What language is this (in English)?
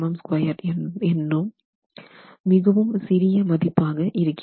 Tamil